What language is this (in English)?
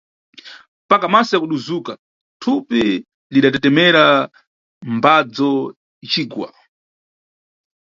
Nyungwe